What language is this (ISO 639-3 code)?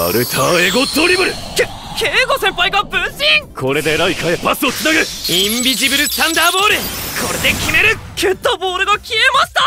jpn